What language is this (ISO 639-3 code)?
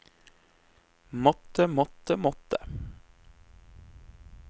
nor